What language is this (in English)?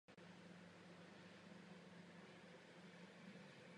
Czech